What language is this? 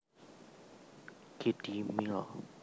Javanese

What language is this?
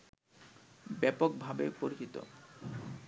Bangla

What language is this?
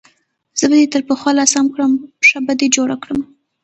Pashto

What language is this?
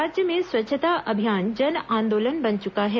Hindi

